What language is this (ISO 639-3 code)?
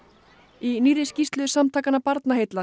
isl